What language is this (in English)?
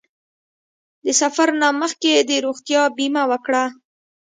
Pashto